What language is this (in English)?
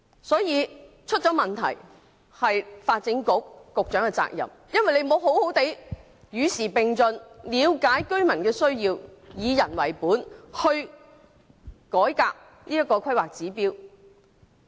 Cantonese